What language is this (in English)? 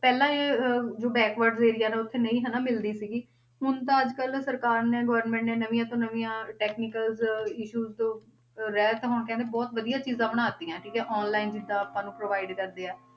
Punjabi